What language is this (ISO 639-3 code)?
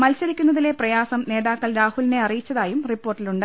mal